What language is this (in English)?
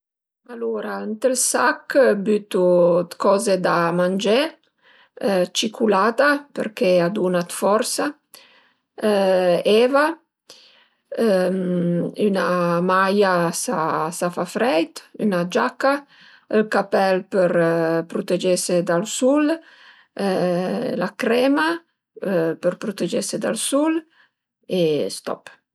Piedmontese